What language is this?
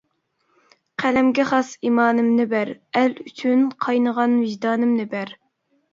Uyghur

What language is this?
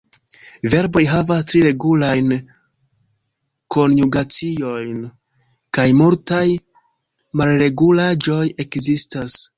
Esperanto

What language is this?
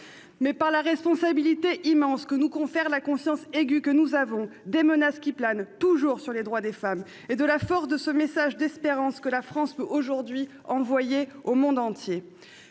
French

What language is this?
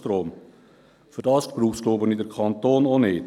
Swiss German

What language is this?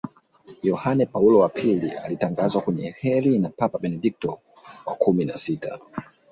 Swahili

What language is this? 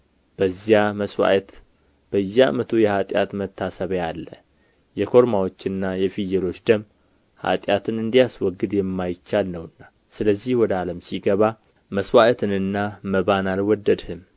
Amharic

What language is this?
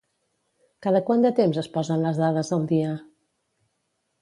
Catalan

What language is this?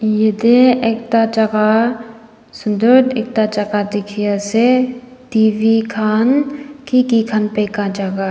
Naga Pidgin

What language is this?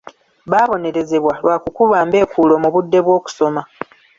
Ganda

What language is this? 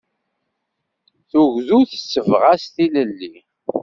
Kabyle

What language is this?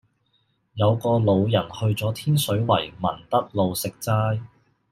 Cantonese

